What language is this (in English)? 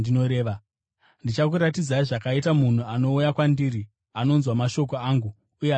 Shona